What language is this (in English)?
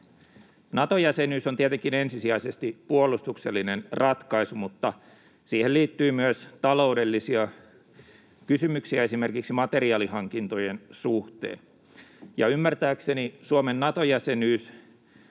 Finnish